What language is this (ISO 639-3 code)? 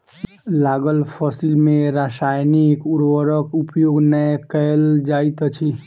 mai